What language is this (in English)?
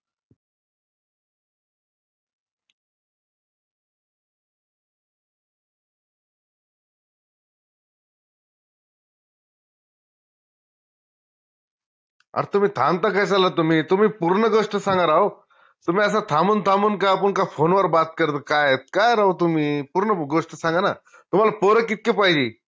Marathi